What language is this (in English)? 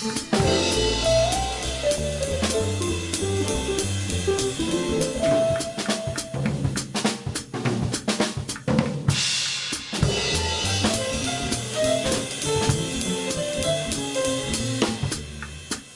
Japanese